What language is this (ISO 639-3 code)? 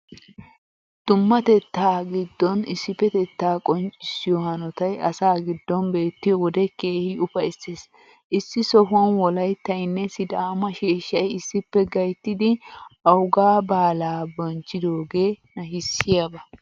wal